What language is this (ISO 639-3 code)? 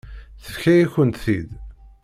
kab